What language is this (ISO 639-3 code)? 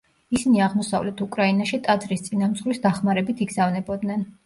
kat